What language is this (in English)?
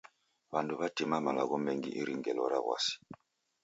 Taita